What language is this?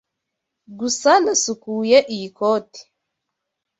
Kinyarwanda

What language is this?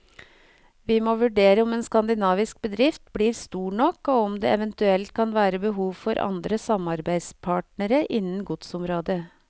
Norwegian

